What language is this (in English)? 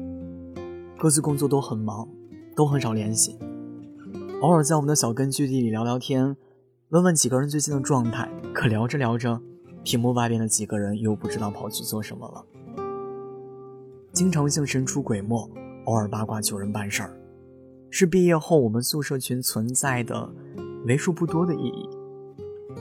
Chinese